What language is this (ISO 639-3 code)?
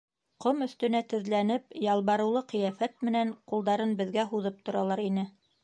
bak